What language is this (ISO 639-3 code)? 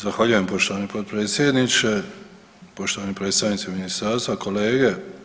hrv